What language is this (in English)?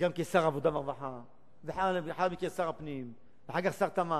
Hebrew